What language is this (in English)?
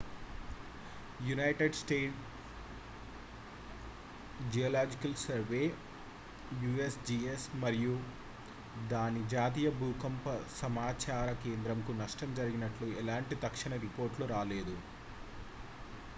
Telugu